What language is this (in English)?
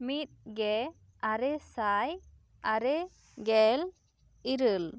Santali